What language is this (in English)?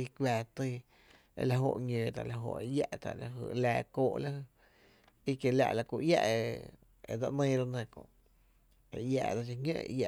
Tepinapa Chinantec